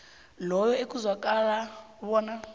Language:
South Ndebele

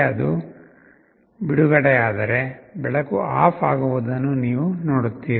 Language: Kannada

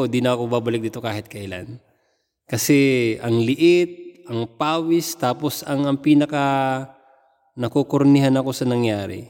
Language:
Filipino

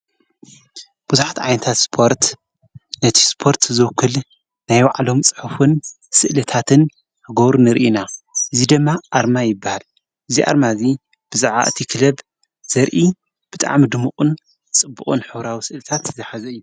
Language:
Tigrinya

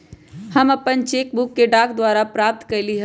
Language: Magahi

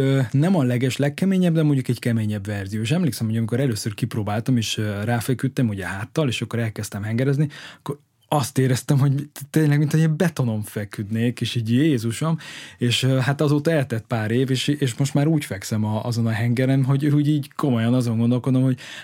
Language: Hungarian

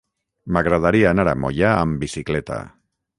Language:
Catalan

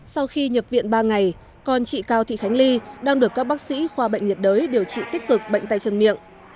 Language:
Vietnamese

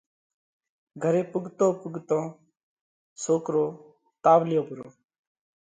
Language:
Parkari Koli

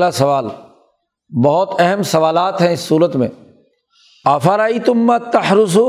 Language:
Urdu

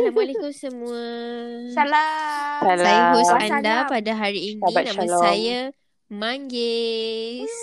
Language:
Malay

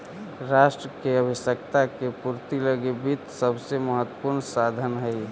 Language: Magahi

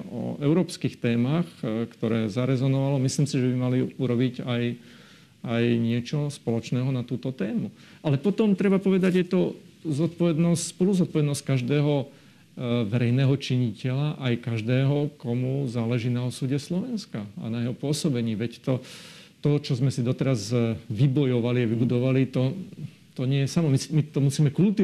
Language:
Slovak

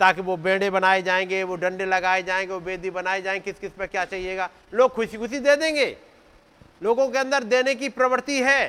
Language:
Hindi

